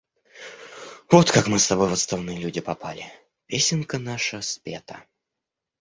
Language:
Russian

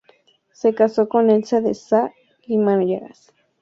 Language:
Spanish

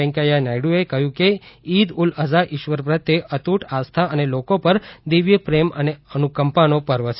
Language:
Gujarati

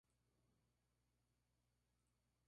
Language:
Spanish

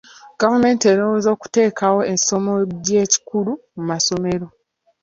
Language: Ganda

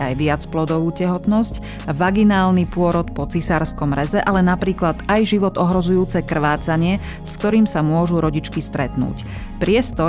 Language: Slovak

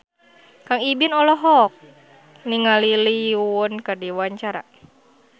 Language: Sundanese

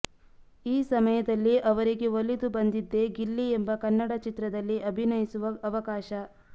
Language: Kannada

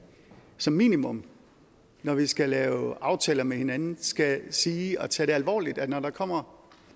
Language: Danish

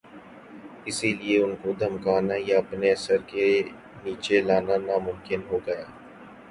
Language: Urdu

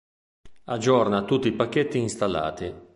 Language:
Italian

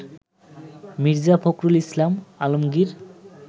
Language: Bangla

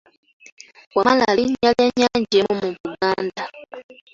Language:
Ganda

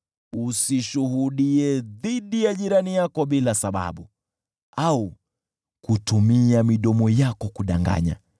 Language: Swahili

